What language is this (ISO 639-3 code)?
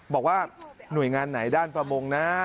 tha